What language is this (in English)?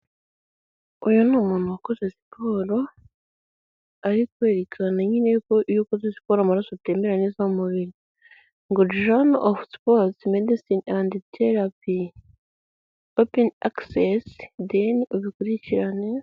Kinyarwanda